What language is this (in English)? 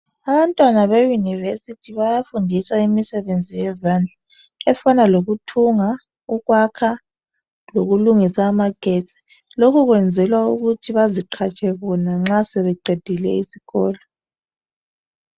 North Ndebele